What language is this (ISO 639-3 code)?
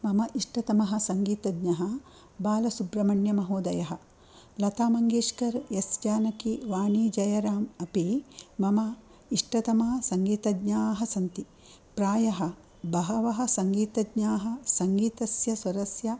san